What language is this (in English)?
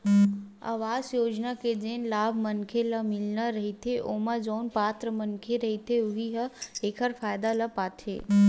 Chhattisgarhi